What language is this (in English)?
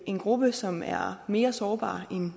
Danish